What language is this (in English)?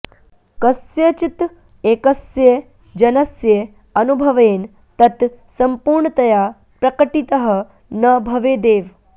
Sanskrit